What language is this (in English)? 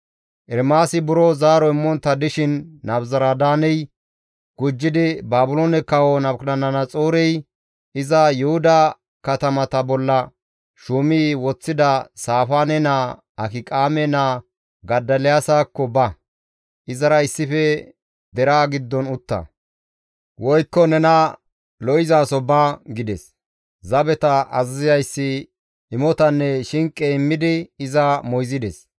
Gamo